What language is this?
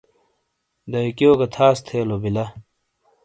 Shina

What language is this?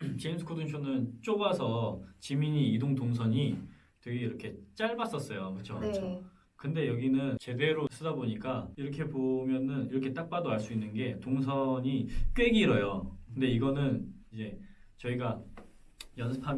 Korean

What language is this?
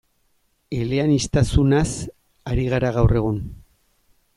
Basque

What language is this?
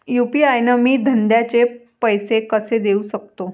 Marathi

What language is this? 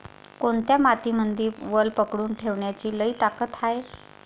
Marathi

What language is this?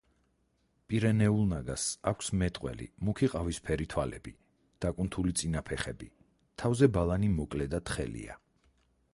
Georgian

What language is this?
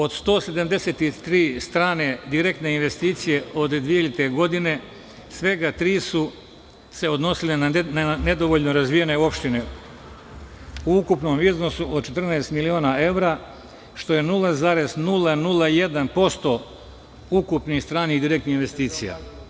Serbian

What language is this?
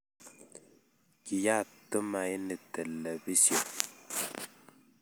Kalenjin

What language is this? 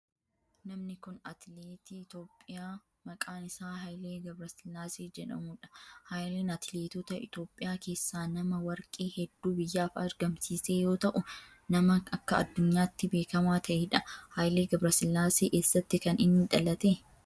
Oromo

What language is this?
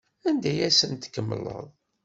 Kabyle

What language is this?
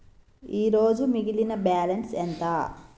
Telugu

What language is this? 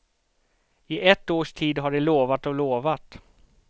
Swedish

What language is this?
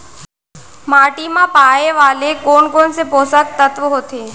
Chhattisgarhi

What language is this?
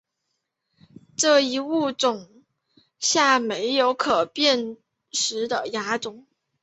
Chinese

